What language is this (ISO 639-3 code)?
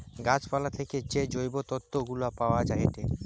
ben